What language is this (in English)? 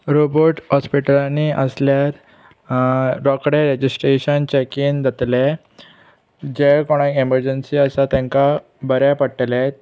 Konkani